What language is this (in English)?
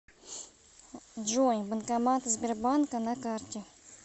Russian